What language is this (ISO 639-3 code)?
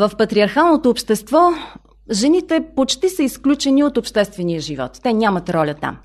bul